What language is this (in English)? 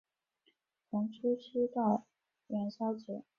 Chinese